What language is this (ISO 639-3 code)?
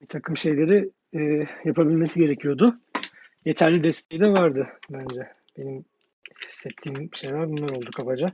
tur